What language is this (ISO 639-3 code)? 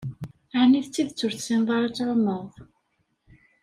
kab